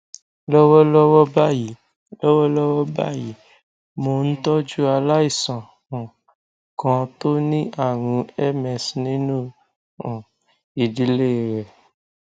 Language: Yoruba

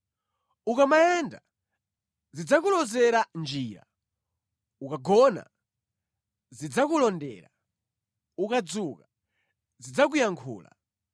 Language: Nyanja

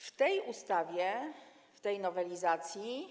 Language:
Polish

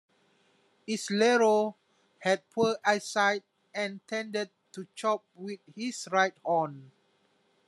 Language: English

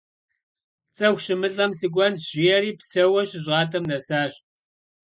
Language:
Kabardian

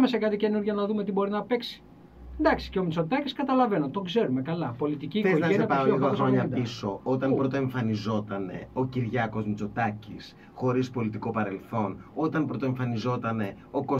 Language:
Greek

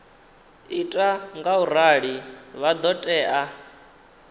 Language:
Venda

